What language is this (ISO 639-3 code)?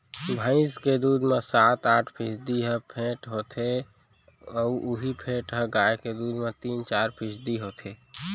hne